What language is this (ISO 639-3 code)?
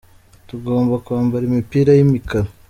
kin